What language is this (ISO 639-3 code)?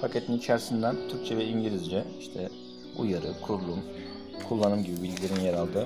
tur